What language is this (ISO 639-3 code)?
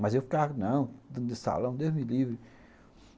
por